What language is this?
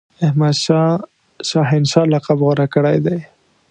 Pashto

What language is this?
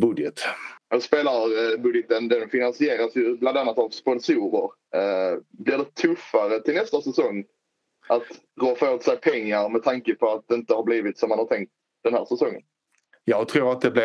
Swedish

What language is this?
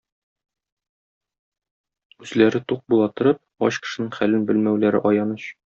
Tatar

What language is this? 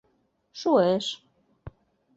Mari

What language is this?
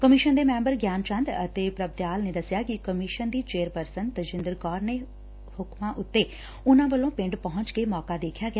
Punjabi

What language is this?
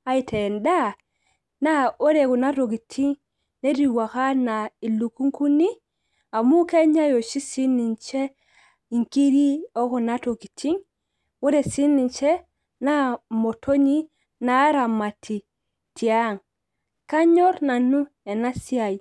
Masai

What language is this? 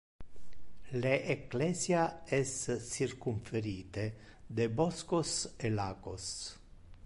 Interlingua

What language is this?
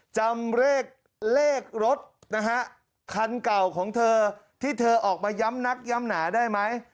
Thai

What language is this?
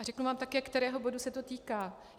Czech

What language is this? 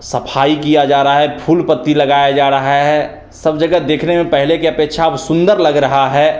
Hindi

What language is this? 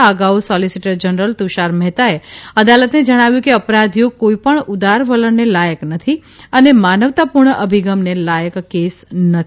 Gujarati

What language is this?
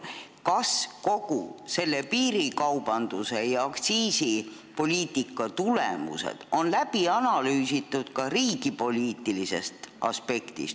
Estonian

